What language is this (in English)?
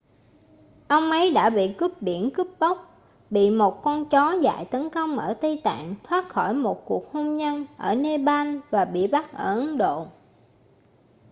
Vietnamese